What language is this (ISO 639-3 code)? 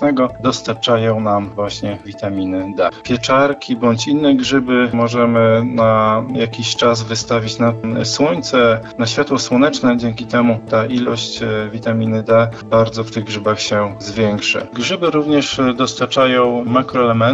pol